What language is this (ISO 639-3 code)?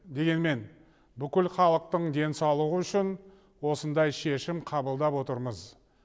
kaz